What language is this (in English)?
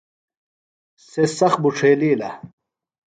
Phalura